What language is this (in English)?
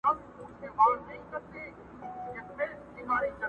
Pashto